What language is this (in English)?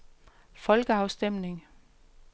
Danish